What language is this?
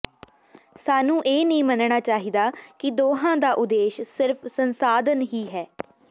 Punjabi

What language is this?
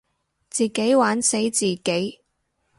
Cantonese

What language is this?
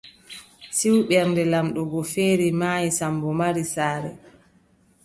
Adamawa Fulfulde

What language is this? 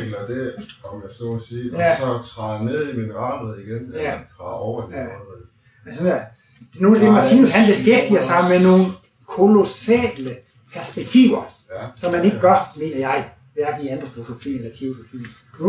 Danish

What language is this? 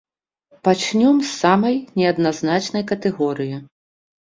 Belarusian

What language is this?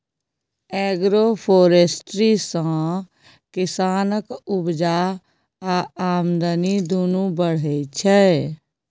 Maithili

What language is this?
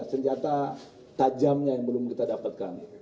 Indonesian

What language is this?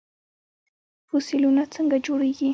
Pashto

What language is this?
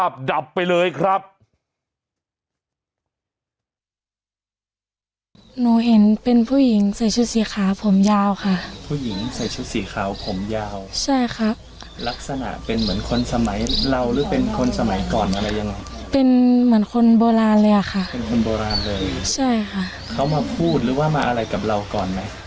Thai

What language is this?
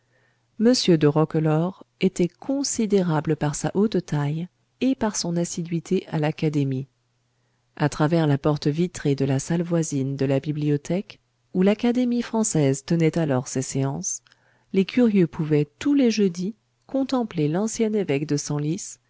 French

